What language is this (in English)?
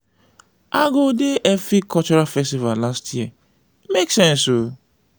Nigerian Pidgin